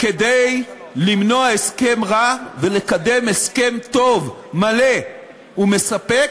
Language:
Hebrew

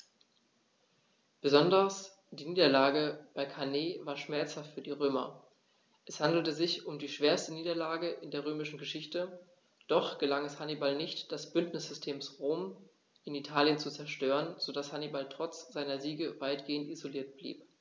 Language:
German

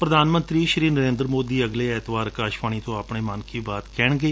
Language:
Punjabi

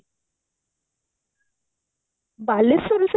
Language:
Odia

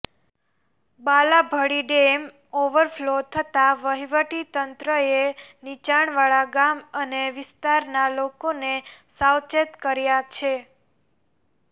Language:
Gujarati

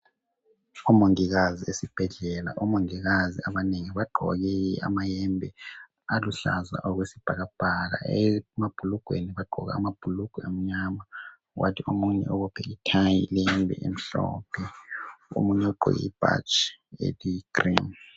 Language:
North Ndebele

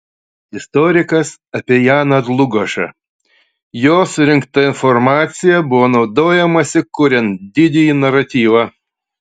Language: Lithuanian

